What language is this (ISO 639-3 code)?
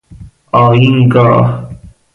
fas